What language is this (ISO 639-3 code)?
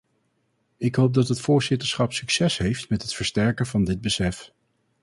nld